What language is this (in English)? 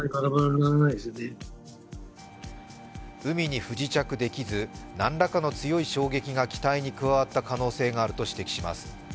Japanese